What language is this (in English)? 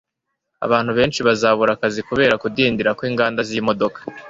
Kinyarwanda